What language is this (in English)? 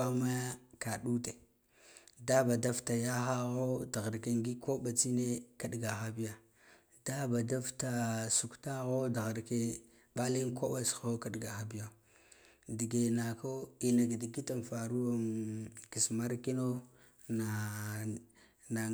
Guduf-Gava